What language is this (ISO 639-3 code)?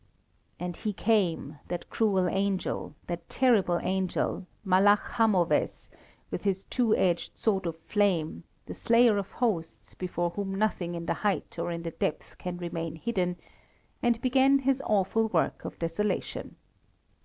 eng